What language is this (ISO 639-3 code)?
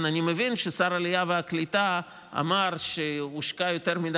heb